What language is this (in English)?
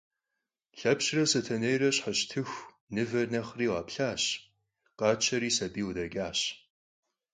Kabardian